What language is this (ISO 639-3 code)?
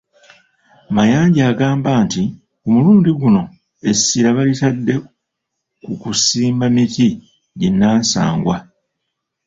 lug